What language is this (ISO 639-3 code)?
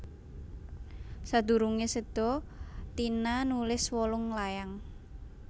jav